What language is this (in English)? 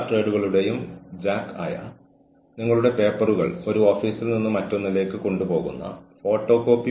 Malayalam